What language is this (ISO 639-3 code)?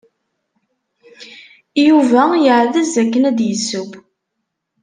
kab